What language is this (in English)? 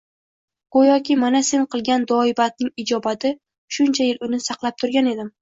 Uzbek